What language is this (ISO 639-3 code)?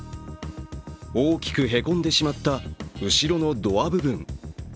jpn